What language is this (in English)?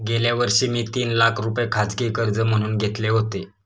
Marathi